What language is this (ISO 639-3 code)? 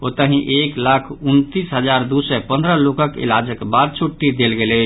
mai